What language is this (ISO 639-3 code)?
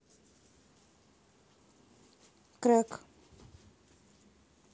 rus